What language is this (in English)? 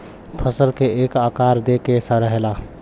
Bhojpuri